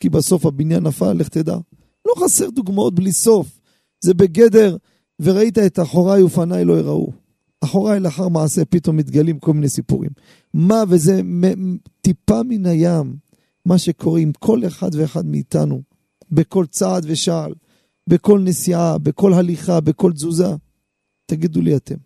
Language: Hebrew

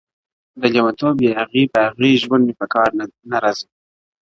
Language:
Pashto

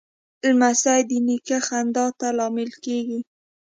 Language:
Pashto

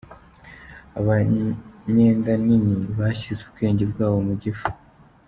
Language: Kinyarwanda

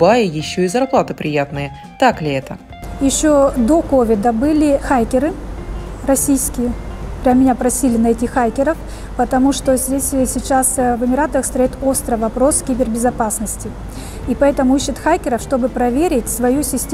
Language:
Russian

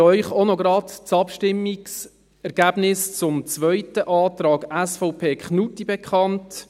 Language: Swiss German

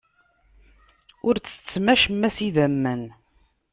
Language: Kabyle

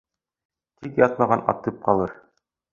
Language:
Bashkir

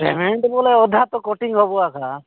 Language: Odia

